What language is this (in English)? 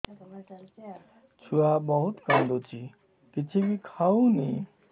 Odia